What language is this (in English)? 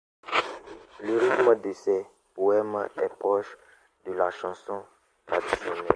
French